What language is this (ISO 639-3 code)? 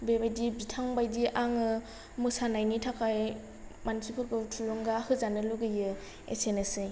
brx